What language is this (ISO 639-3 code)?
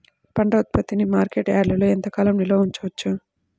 tel